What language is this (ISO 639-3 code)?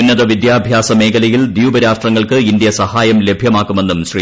mal